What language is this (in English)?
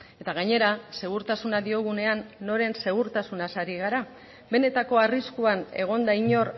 Basque